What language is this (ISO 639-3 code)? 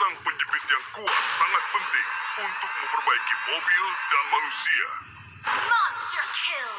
ind